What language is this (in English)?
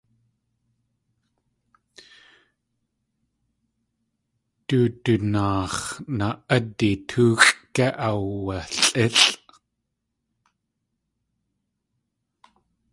Tlingit